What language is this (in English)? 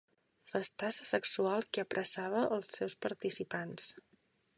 Catalan